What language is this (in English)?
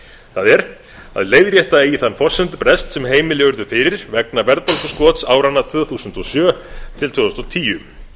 Icelandic